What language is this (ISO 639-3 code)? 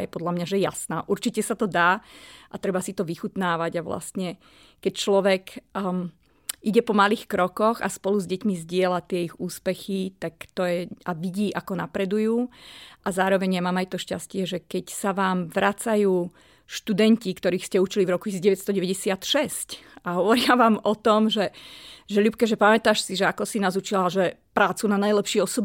slk